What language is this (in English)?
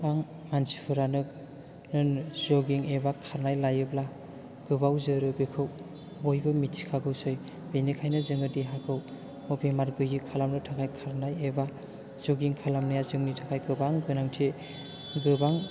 Bodo